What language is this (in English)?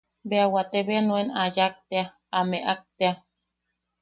Yaqui